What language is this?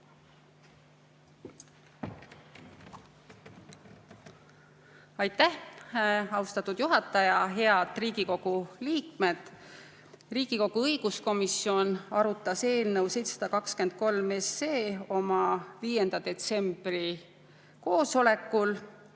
Estonian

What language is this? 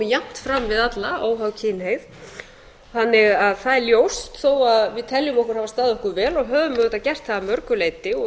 Icelandic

